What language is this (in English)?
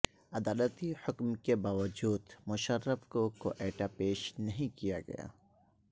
Urdu